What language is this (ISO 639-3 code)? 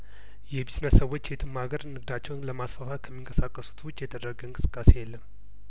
amh